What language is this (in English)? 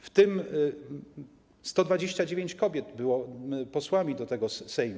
Polish